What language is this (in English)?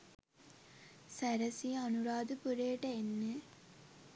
Sinhala